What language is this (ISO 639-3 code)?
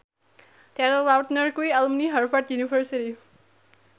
jav